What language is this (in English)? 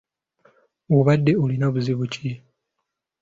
Ganda